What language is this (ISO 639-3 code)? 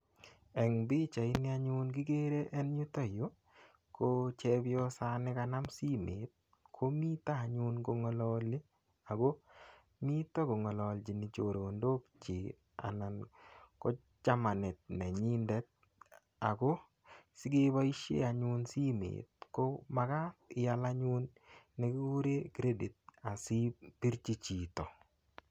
kln